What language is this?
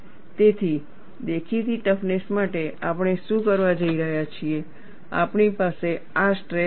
Gujarati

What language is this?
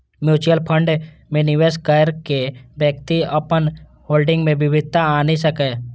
Maithili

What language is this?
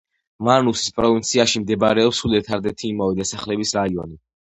Georgian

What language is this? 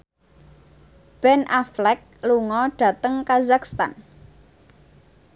Javanese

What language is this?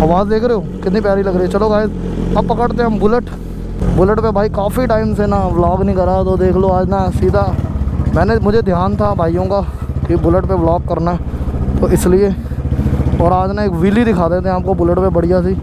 Hindi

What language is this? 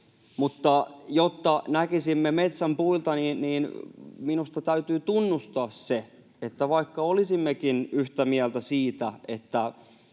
Finnish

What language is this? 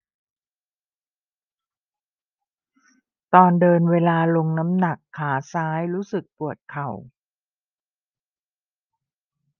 Thai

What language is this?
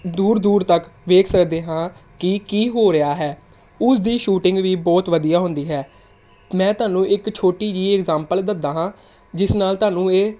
Punjabi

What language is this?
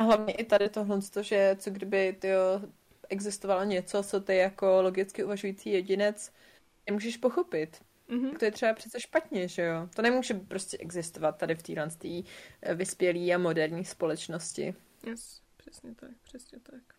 Czech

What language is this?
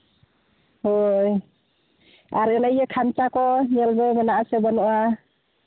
Santali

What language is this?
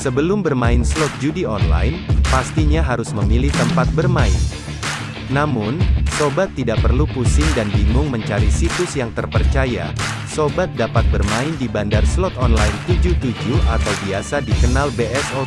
Indonesian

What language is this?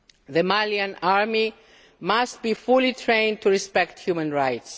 English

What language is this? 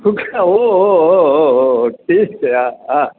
Sanskrit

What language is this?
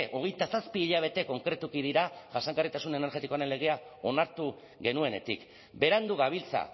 Basque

